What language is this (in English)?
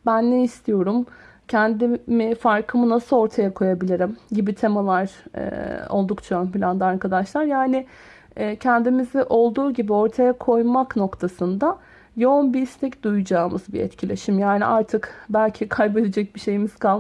Turkish